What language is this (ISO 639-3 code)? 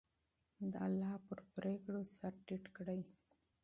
pus